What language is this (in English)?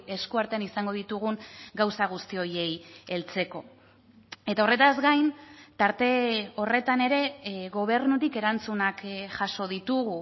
Basque